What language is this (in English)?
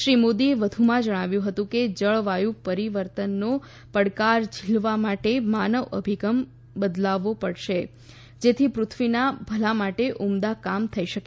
Gujarati